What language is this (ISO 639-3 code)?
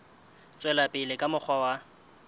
sot